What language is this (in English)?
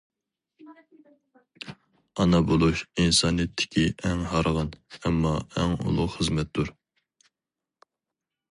Uyghur